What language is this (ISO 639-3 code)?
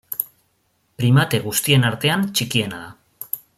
eus